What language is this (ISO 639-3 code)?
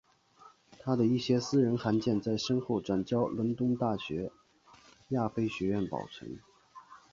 zho